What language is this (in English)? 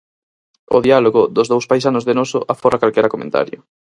Galician